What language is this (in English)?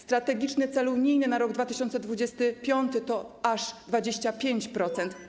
Polish